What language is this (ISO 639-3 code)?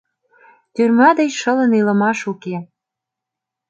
chm